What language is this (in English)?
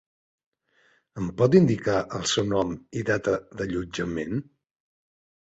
Catalan